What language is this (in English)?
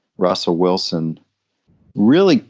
English